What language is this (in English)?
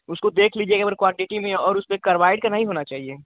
Hindi